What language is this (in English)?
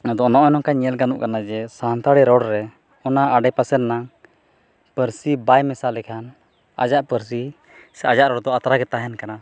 Santali